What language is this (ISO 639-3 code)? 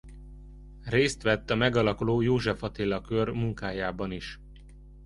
hun